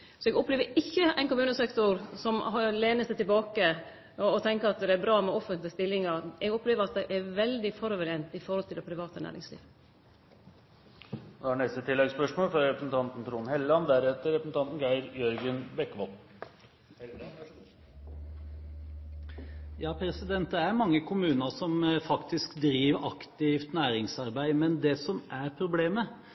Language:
Norwegian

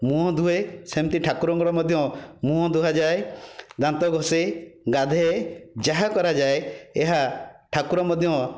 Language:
Odia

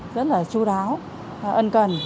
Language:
Vietnamese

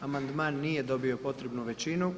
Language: Croatian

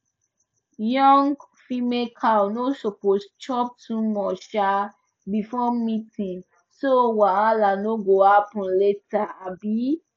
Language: Nigerian Pidgin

